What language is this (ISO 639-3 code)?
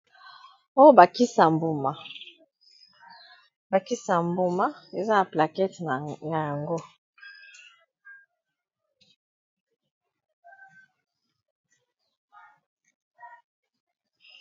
lin